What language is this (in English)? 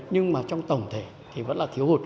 Vietnamese